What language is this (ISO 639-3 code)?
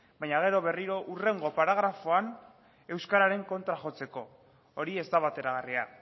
eus